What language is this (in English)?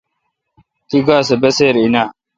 Kalkoti